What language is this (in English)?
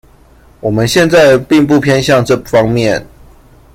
Chinese